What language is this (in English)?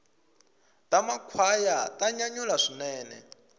Tsonga